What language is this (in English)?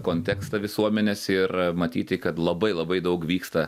Lithuanian